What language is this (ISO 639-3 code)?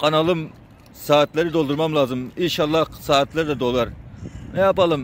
tur